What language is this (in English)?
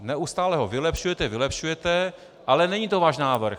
Czech